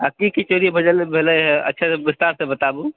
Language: Maithili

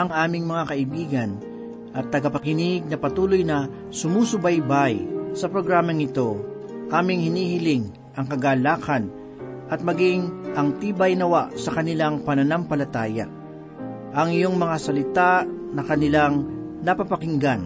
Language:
Filipino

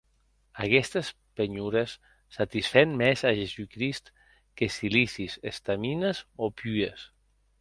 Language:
Occitan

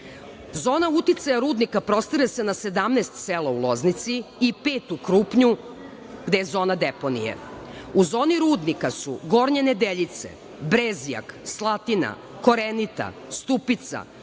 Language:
Serbian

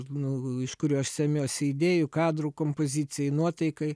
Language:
Lithuanian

